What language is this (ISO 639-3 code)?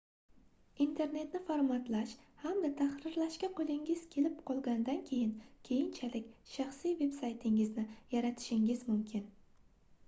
uzb